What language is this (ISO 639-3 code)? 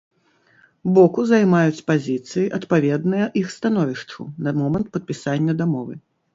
bel